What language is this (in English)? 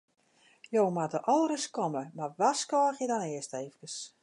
Western Frisian